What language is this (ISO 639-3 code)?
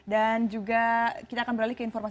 ind